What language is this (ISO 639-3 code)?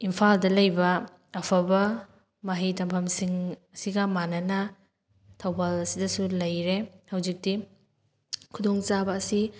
mni